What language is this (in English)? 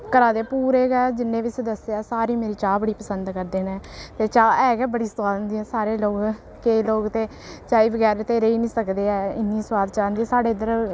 Dogri